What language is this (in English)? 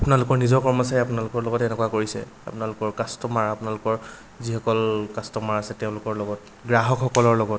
Assamese